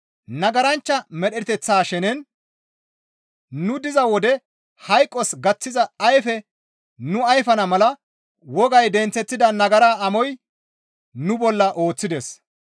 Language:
Gamo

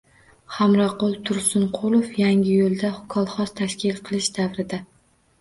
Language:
Uzbek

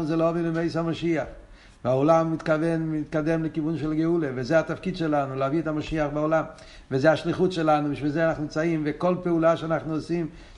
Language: Hebrew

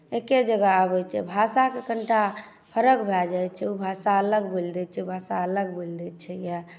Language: Maithili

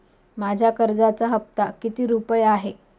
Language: Marathi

